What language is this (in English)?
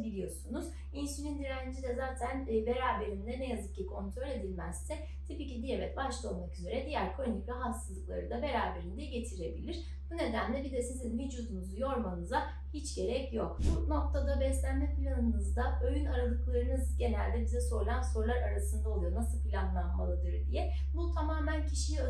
Turkish